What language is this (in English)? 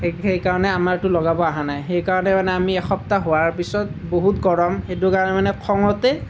Assamese